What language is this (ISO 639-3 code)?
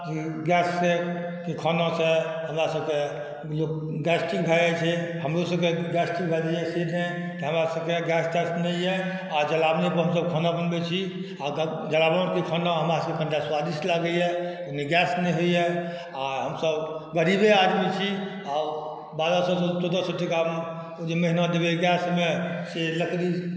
mai